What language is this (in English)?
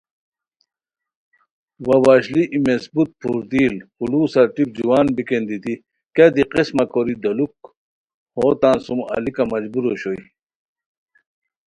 Khowar